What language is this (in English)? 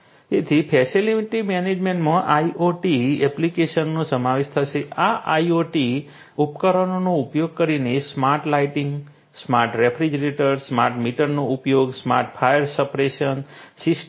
Gujarati